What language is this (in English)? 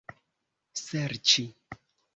Esperanto